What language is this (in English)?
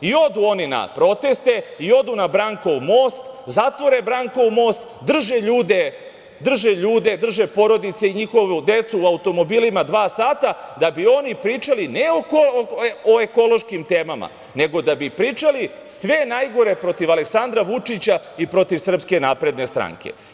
Serbian